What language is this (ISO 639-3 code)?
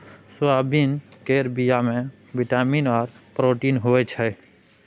mai